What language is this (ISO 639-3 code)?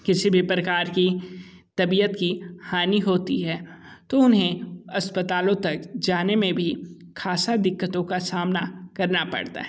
hin